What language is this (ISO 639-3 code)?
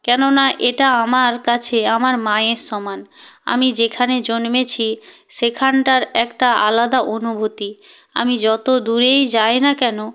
ben